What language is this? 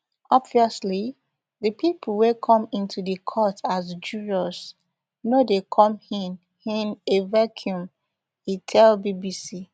Nigerian Pidgin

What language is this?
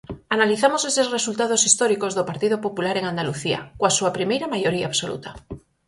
Galician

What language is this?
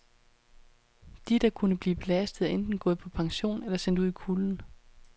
Danish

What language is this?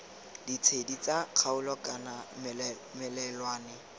Tswana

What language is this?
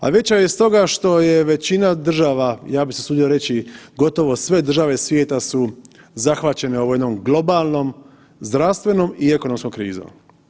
Croatian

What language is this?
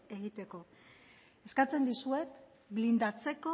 Basque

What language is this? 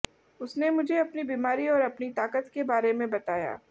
Hindi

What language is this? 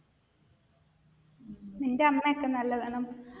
Malayalam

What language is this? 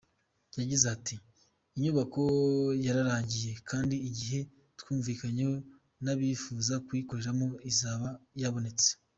Kinyarwanda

